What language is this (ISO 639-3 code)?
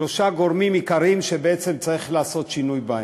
heb